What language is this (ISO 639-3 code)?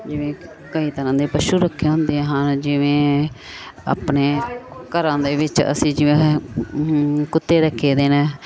pan